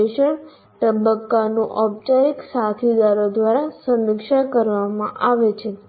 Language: Gujarati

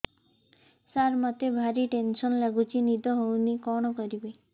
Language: Odia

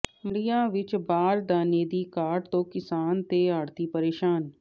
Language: Punjabi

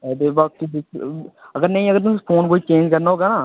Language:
Dogri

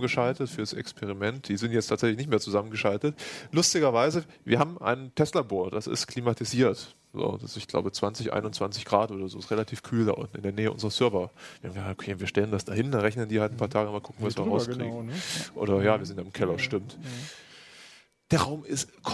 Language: German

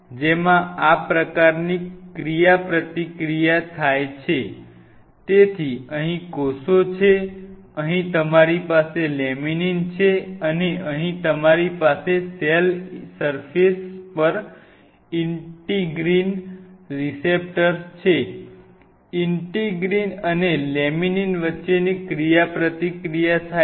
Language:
Gujarati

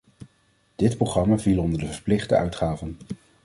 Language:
Dutch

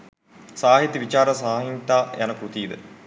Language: Sinhala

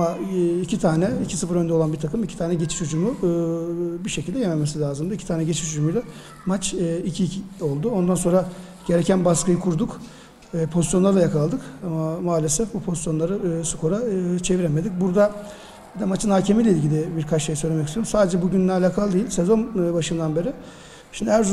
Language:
Turkish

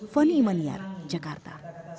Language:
Indonesian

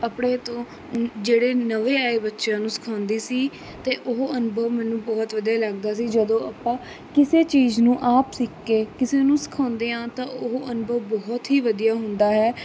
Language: Punjabi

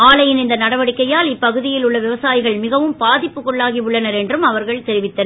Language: Tamil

